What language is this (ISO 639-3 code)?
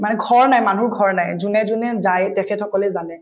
asm